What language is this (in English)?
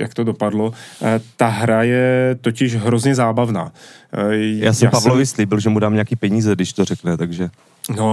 Czech